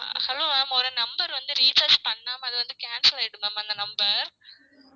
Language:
Tamil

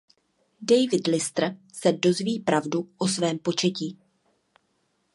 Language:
Czech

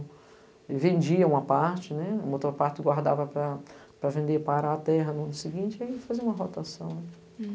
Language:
Portuguese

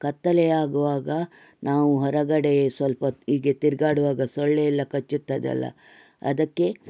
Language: Kannada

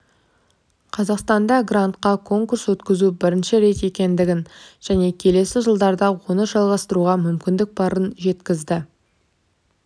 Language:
Kazakh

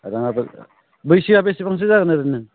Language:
Bodo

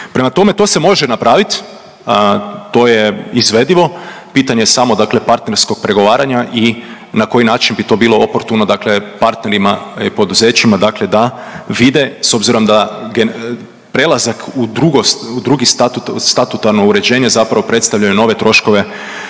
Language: Croatian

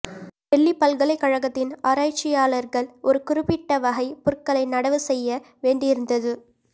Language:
Tamil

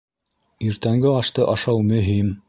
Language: Bashkir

